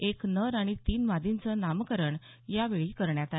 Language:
Marathi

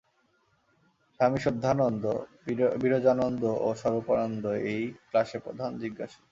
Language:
Bangla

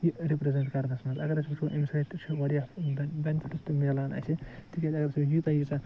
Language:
Kashmiri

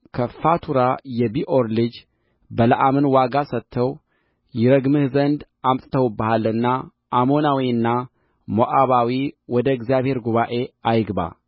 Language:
Amharic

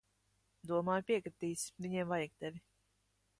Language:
Latvian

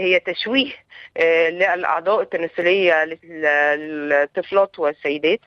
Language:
Arabic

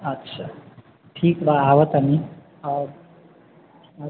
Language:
Maithili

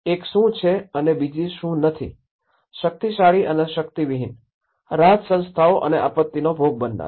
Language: Gujarati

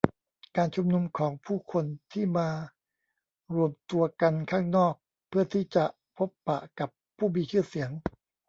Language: Thai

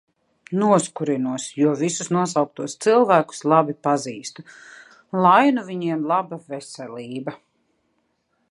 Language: Latvian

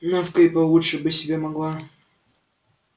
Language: Russian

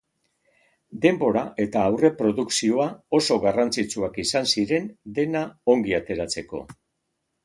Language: Basque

